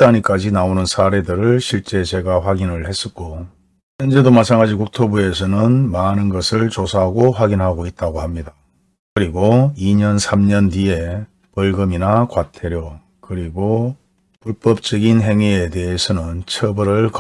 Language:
Korean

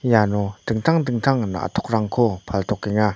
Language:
Garo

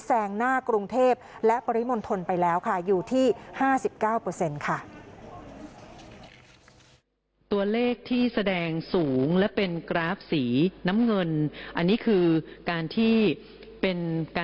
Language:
Thai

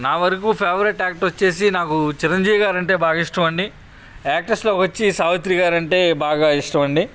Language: Telugu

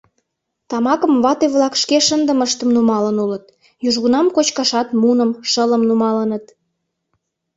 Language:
Mari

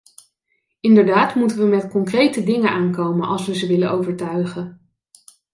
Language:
Dutch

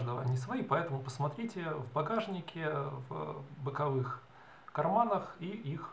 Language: Russian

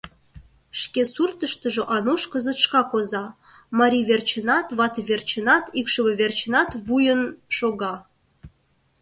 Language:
Mari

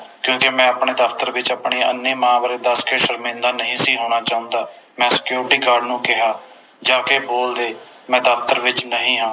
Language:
Punjabi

